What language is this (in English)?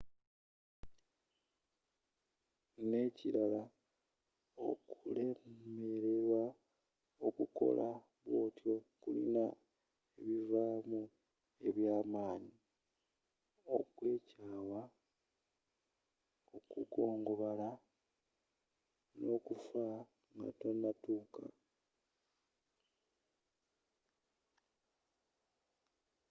Ganda